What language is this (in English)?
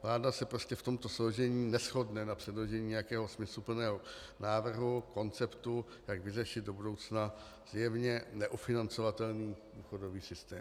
Czech